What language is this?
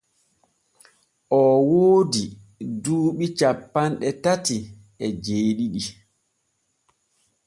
Borgu Fulfulde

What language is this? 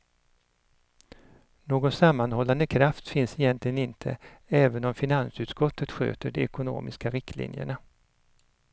Swedish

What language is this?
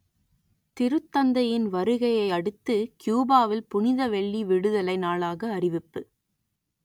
Tamil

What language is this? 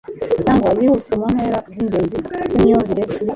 Kinyarwanda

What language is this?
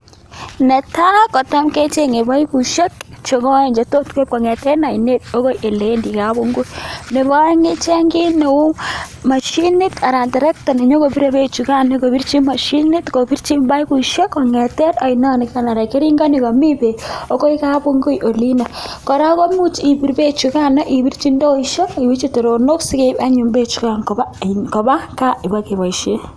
Kalenjin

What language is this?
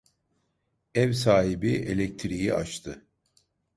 Turkish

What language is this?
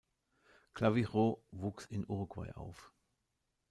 German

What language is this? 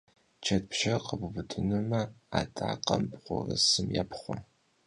Kabardian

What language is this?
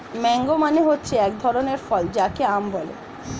Bangla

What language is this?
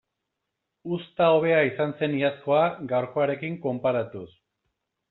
Basque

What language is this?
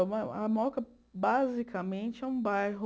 Portuguese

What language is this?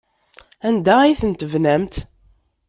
Kabyle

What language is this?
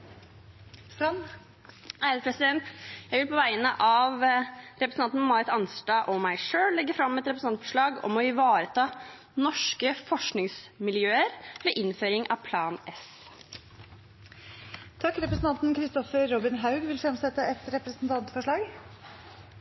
Norwegian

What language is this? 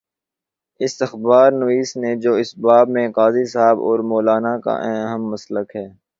Urdu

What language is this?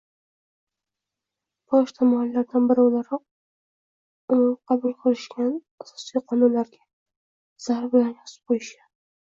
Uzbek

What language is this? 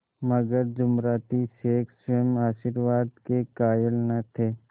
Hindi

